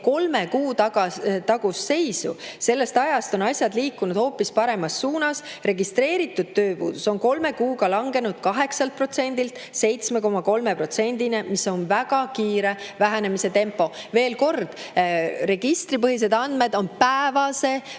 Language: Estonian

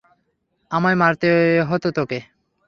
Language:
Bangla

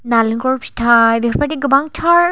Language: Bodo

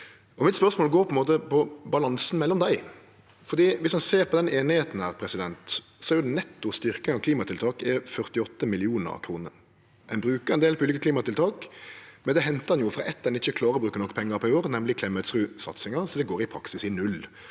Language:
Norwegian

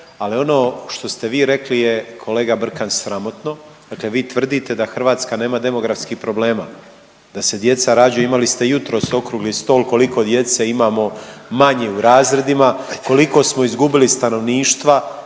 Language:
Croatian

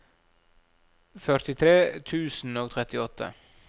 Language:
Norwegian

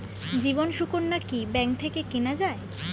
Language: Bangla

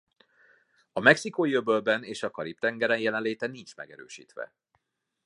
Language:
Hungarian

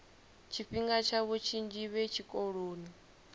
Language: Venda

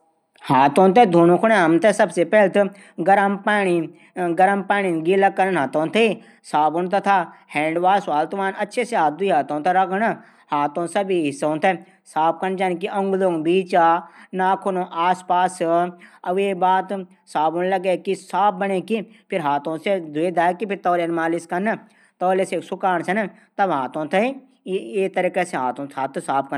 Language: Garhwali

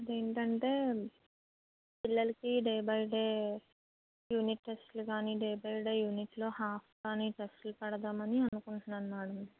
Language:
Telugu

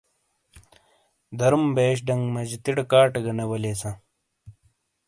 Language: Shina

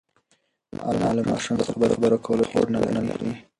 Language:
Pashto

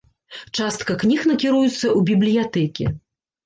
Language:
Belarusian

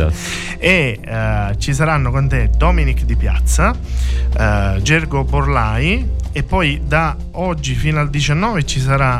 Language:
Italian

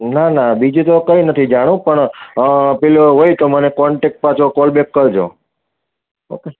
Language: Gujarati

